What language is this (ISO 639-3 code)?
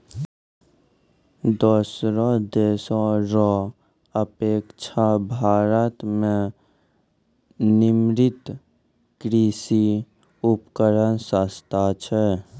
mai